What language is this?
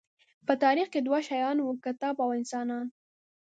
Pashto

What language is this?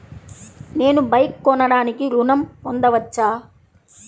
Telugu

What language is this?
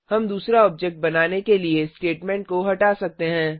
Hindi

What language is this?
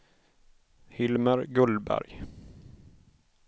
Swedish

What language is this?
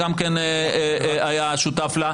Hebrew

